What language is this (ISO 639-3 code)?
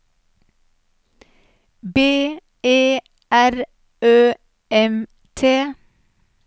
nor